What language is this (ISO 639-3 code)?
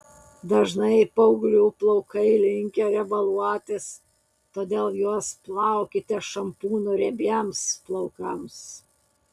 lit